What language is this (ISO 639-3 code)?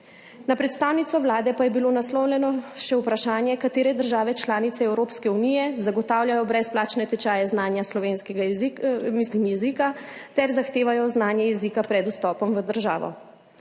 slv